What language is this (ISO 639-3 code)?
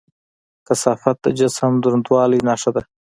pus